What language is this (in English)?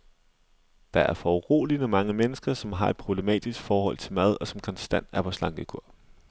Danish